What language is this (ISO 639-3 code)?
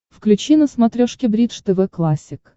rus